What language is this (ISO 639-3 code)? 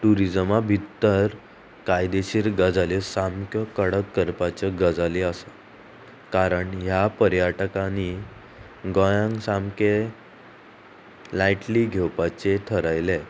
kok